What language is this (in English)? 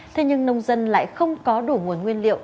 Vietnamese